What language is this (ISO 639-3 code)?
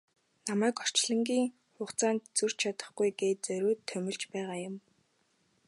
mon